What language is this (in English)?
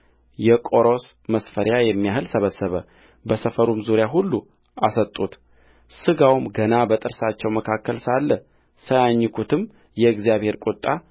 Amharic